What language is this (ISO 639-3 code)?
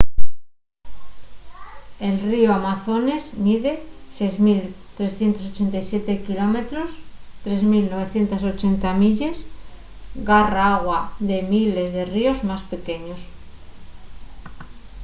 ast